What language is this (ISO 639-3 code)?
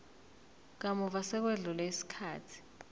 zul